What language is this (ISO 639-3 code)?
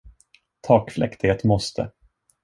swe